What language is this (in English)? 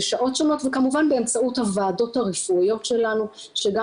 Hebrew